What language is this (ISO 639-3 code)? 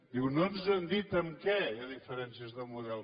cat